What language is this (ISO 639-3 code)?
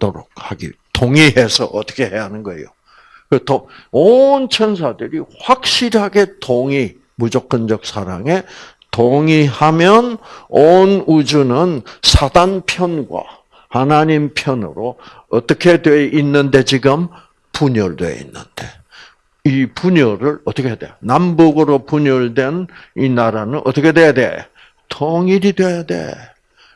kor